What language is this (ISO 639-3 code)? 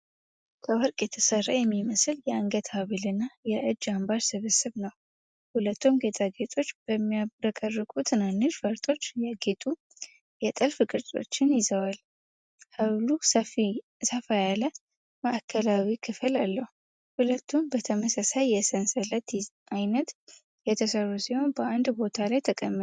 amh